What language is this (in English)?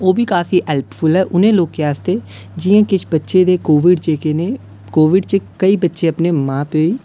Dogri